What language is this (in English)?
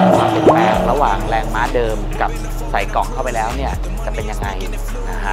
Thai